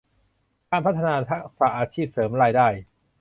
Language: Thai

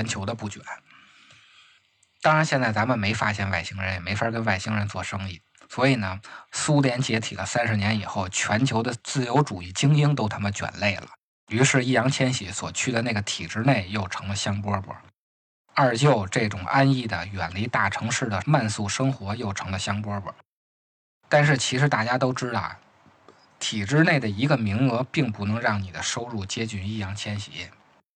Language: Chinese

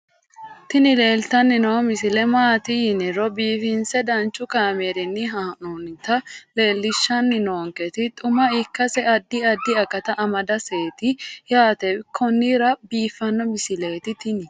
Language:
Sidamo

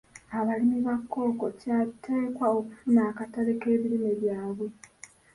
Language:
Ganda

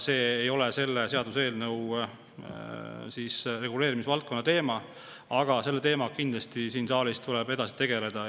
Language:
Estonian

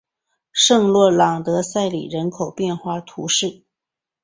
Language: Chinese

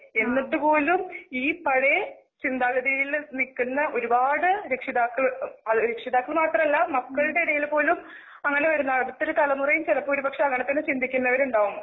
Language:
Malayalam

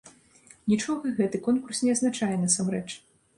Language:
Belarusian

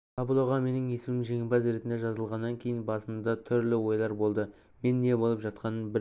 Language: Kazakh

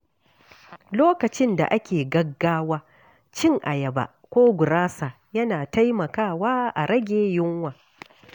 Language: Hausa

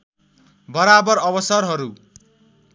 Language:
Nepali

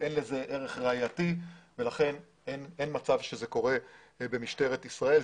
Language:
Hebrew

